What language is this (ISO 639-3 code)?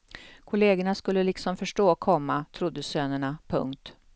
swe